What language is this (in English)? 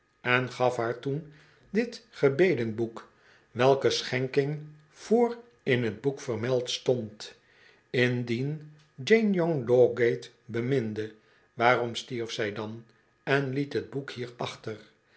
Dutch